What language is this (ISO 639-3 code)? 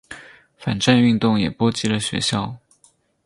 zho